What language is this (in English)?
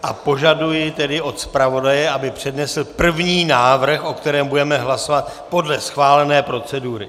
Czech